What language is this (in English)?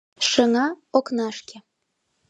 Mari